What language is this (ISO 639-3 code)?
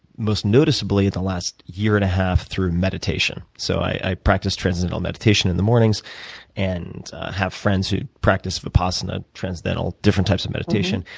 eng